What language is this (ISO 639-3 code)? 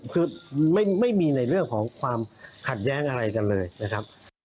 tha